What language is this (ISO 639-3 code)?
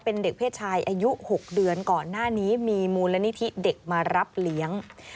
tha